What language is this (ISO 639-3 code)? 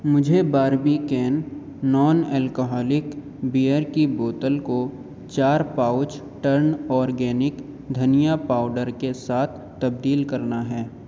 urd